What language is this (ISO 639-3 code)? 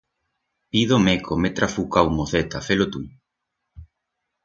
arg